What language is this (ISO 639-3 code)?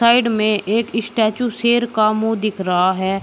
hin